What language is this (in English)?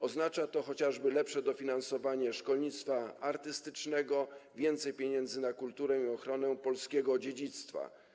Polish